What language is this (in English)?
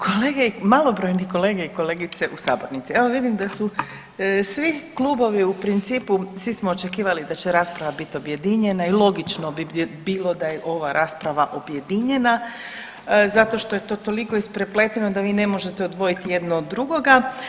Croatian